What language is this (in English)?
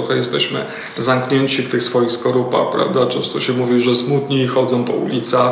Polish